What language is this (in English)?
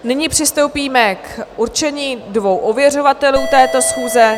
Czech